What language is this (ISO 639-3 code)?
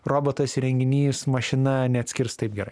lit